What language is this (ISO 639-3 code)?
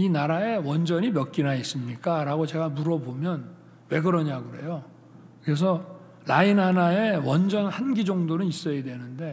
kor